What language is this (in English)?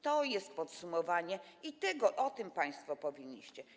Polish